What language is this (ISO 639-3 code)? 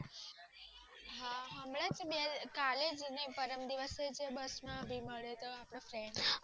guj